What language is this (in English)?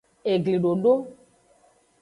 Aja (Benin)